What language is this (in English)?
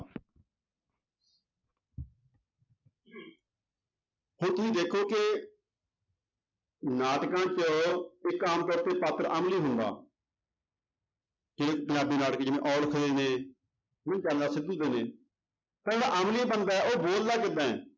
Punjabi